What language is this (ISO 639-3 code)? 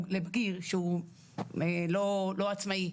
heb